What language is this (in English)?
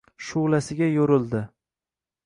Uzbek